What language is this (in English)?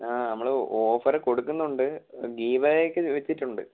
Malayalam